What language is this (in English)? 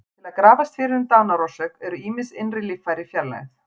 Icelandic